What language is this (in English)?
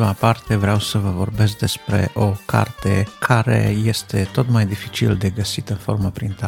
Romanian